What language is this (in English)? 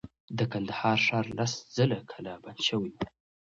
Pashto